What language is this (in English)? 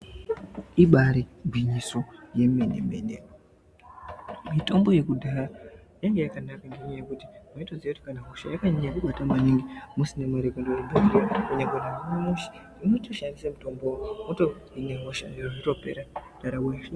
Ndau